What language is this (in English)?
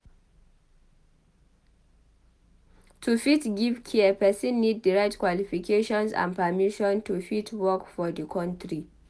Nigerian Pidgin